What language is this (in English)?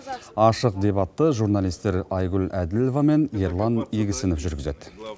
Kazakh